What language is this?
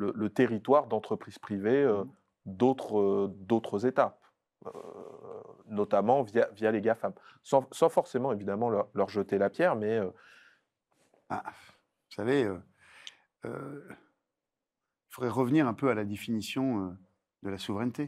French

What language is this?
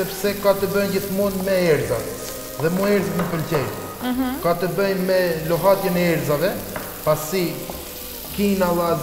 Romanian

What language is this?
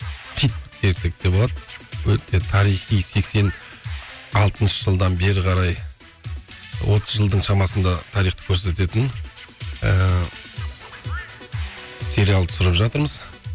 Kazakh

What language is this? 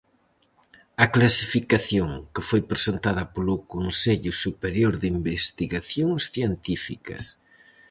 Galician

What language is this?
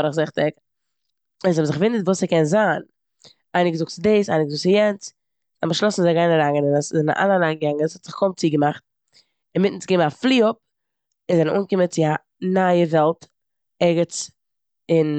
Yiddish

